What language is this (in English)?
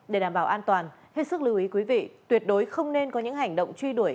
Vietnamese